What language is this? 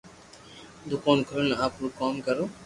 Loarki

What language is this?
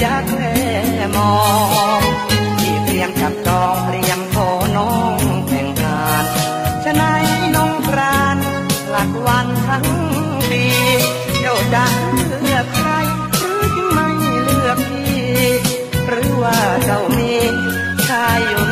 Thai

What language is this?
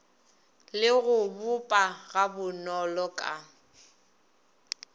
Northern Sotho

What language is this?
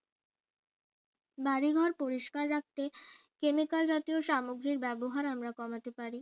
Bangla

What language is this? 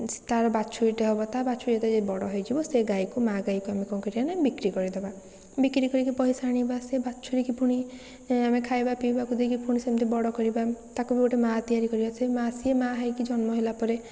Odia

